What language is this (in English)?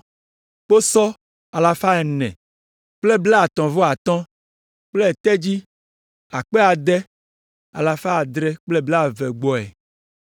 Ewe